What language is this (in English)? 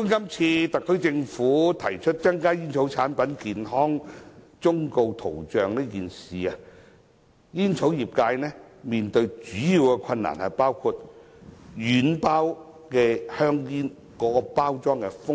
Cantonese